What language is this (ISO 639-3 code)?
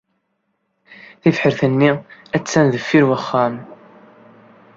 kab